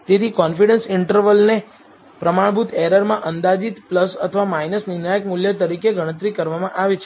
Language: Gujarati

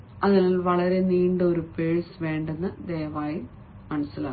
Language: Malayalam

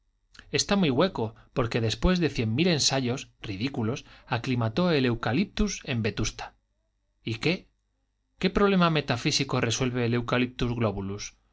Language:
Spanish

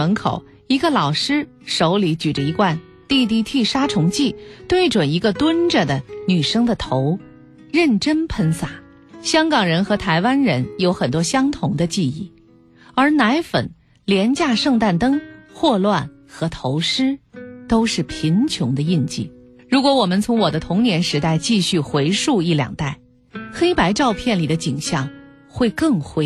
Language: Chinese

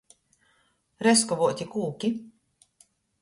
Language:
Latgalian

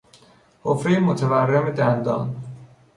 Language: Persian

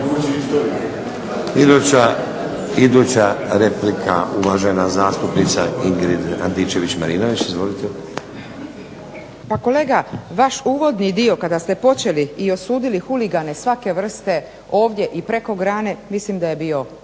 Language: Croatian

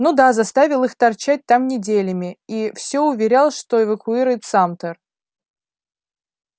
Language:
Russian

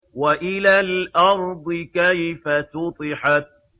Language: Arabic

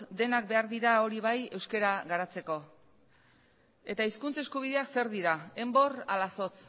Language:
Basque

